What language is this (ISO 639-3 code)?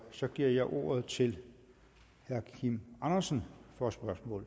dan